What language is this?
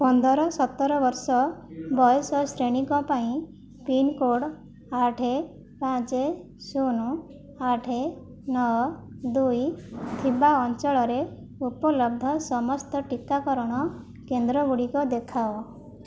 Odia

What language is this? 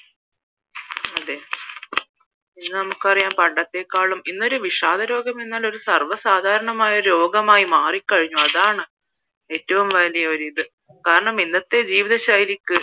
Malayalam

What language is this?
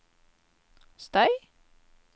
Norwegian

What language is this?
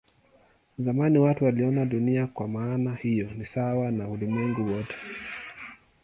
Swahili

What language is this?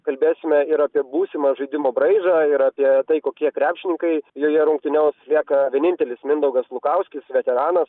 Lithuanian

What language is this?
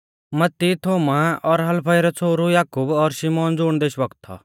Mahasu Pahari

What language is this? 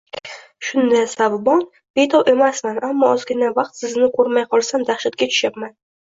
Uzbek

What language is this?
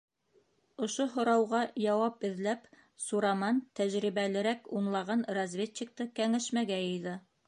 Bashkir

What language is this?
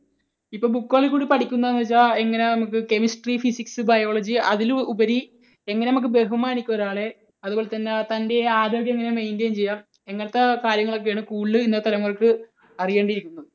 Malayalam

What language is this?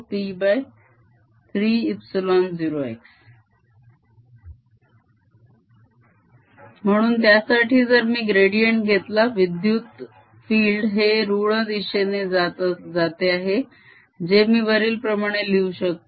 Marathi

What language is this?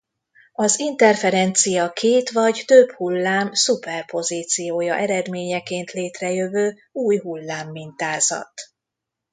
Hungarian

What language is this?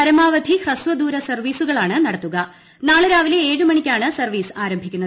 Malayalam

